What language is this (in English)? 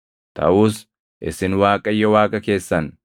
Oromo